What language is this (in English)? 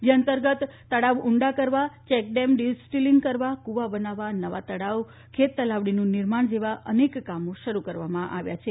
Gujarati